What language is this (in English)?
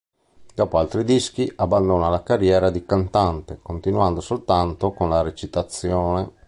Italian